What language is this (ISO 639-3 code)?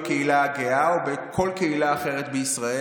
heb